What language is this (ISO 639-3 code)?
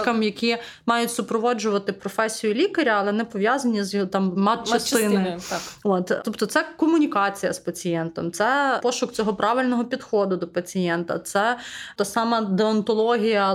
ukr